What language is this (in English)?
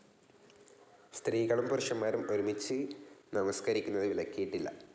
Malayalam